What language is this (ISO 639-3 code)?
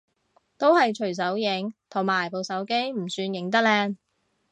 yue